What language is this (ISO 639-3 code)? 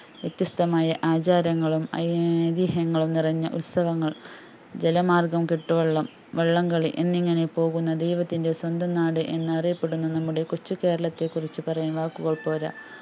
mal